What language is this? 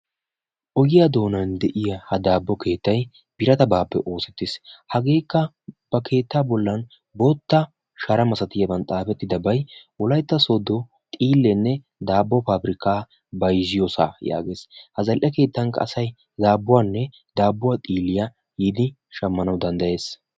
Wolaytta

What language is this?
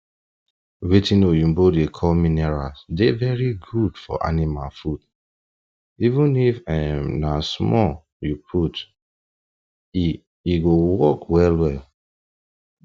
Nigerian Pidgin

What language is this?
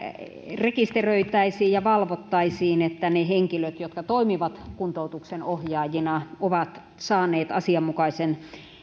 Finnish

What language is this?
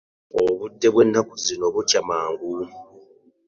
Ganda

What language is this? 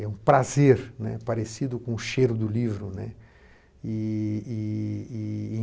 Portuguese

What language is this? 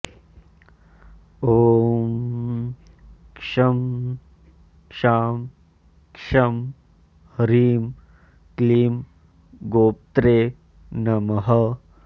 Sanskrit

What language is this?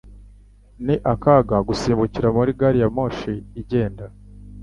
Kinyarwanda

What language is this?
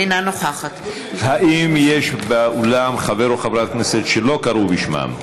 Hebrew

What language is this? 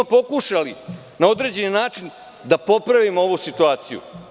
Serbian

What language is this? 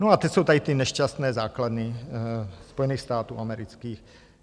Czech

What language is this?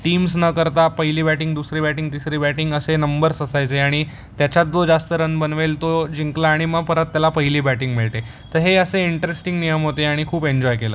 Marathi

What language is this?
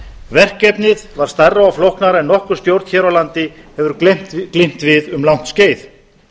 Icelandic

